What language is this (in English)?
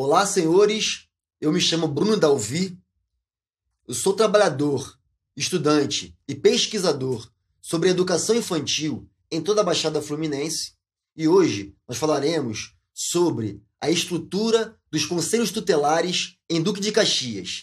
Portuguese